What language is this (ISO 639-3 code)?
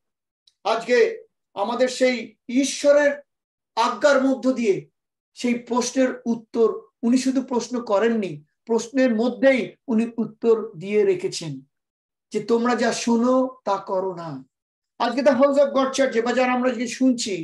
tur